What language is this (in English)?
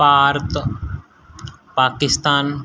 Punjabi